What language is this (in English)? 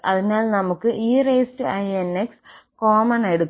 Malayalam